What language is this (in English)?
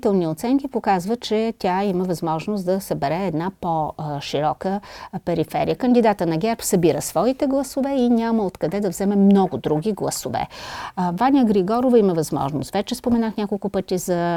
Bulgarian